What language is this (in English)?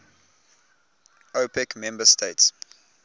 English